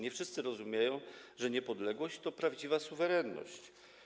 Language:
Polish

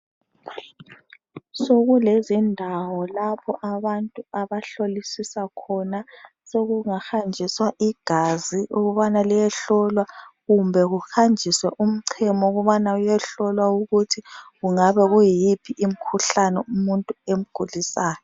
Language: North Ndebele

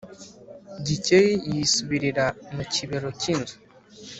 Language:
Kinyarwanda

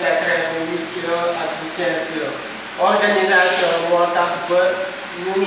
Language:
Turkish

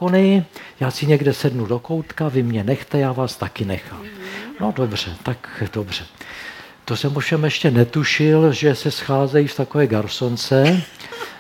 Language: Czech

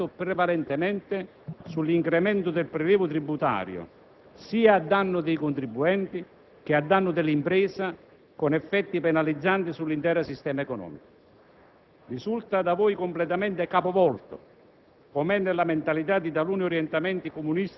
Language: Italian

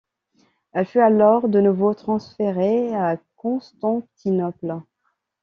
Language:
French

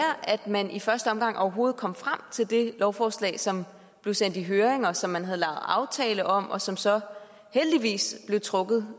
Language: Danish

